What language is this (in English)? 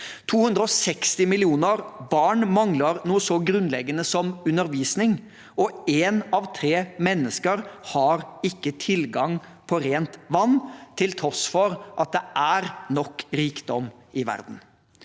Norwegian